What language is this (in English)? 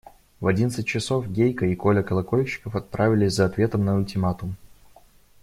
Russian